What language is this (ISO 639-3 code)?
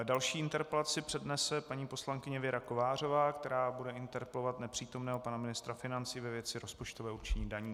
ces